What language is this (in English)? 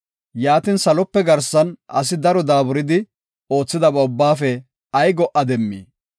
Gofa